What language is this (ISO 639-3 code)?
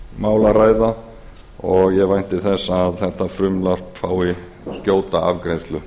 isl